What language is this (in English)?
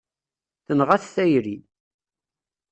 Kabyle